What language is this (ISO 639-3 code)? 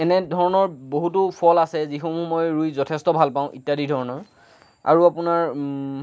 asm